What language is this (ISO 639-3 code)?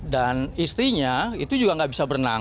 ind